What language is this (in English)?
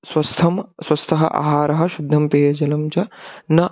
Sanskrit